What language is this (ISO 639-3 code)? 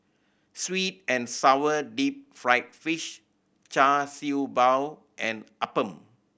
eng